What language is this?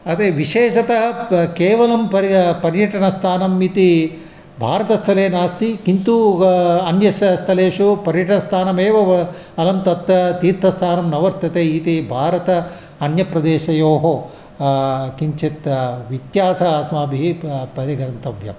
Sanskrit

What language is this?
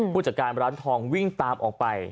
Thai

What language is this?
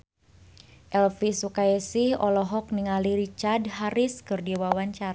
Sundanese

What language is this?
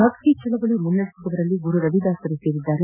Kannada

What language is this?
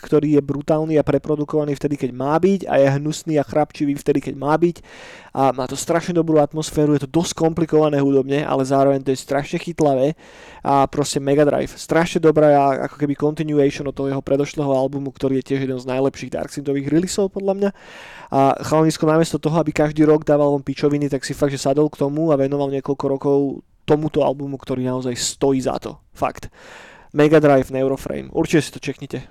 Slovak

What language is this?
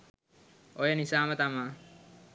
Sinhala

